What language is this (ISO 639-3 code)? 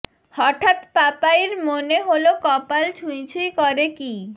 ben